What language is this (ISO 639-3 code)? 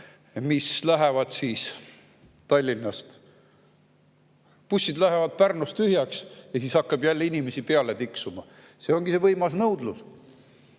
est